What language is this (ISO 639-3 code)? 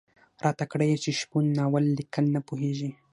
pus